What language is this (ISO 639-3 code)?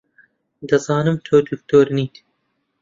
ckb